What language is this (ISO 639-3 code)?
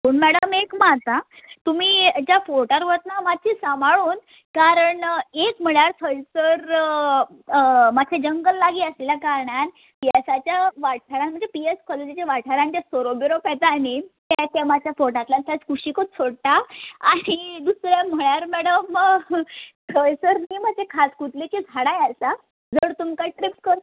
kok